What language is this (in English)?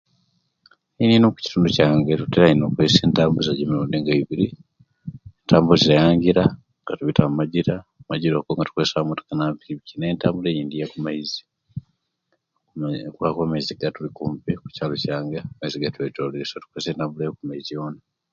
Kenyi